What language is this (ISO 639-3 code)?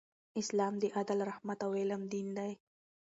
pus